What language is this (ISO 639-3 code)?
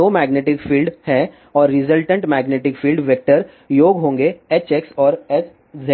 hin